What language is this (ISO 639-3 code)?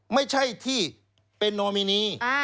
tha